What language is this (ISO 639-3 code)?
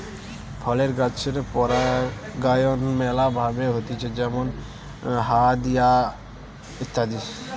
ben